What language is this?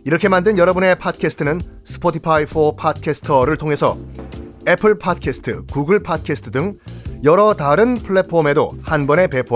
Korean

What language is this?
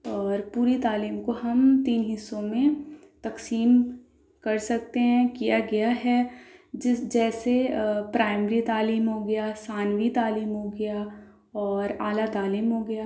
Urdu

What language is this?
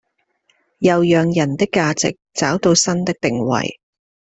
Chinese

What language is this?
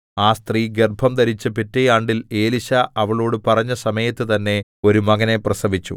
Malayalam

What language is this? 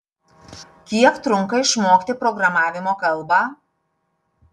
Lithuanian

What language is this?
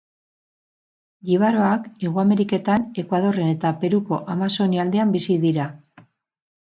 Basque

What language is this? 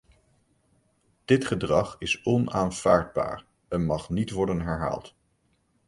Dutch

